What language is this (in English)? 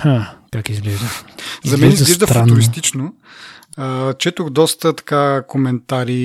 Bulgarian